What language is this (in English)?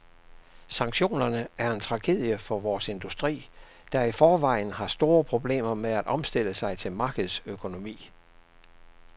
Danish